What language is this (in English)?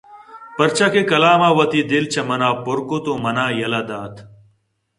Eastern Balochi